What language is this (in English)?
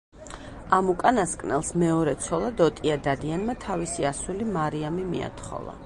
Georgian